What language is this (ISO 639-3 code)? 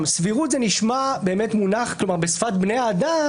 heb